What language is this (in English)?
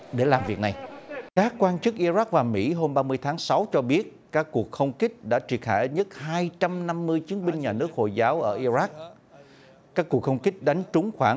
Vietnamese